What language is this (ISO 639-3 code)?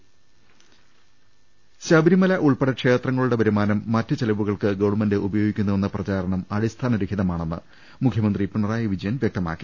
mal